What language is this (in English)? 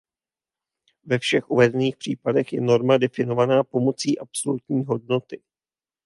Czech